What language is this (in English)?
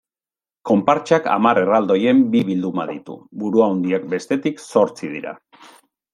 Basque